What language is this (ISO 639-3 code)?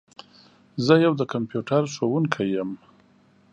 pus